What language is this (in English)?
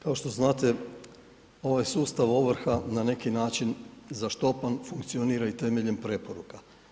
Croatian